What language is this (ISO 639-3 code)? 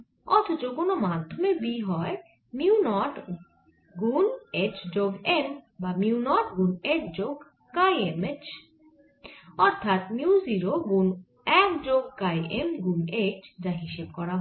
ben